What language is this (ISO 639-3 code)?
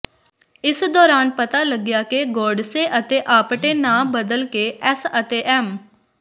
pan